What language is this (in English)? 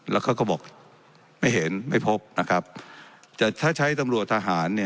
Thai